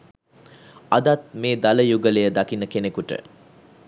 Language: Sinhala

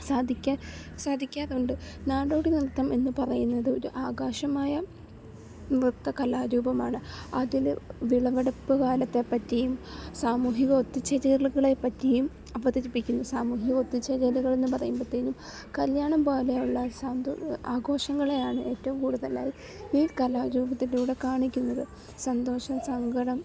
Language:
Malayalam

